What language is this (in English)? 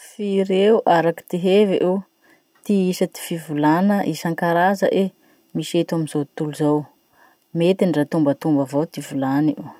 Masikoro Malagasy